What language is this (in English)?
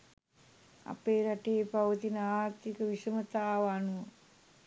Sinhala